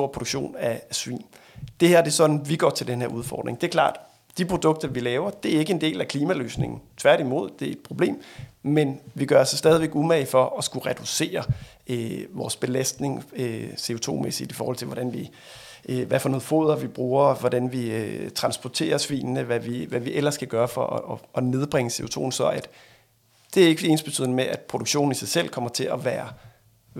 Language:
Danish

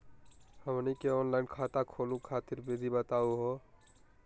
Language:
Magahi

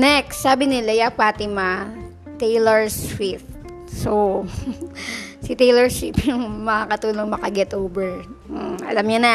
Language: Filipino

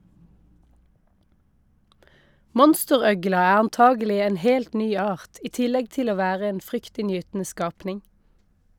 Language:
Norwegian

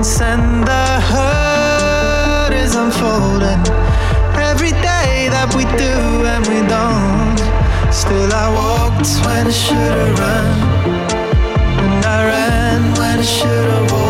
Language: Romanian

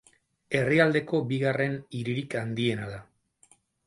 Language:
Basque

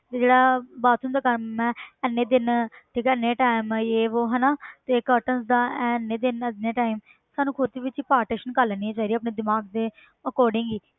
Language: Punjabi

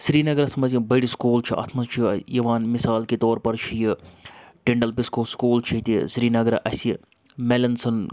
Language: Kashmiri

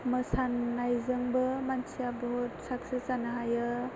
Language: Bodo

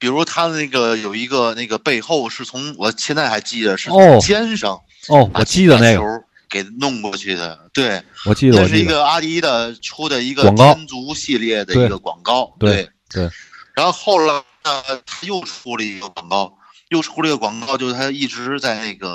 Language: Chinese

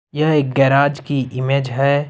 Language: Hindi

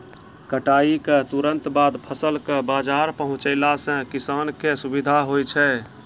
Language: Maithili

